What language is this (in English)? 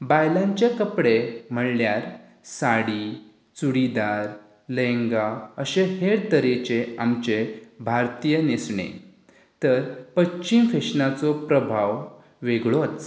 Konkani